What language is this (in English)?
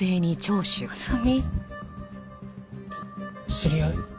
Japanese